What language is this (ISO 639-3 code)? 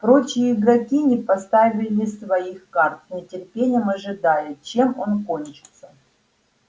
rus